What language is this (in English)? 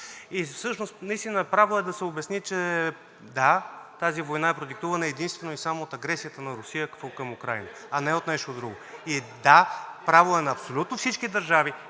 Bulgarian